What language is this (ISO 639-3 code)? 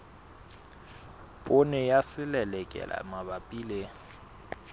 sot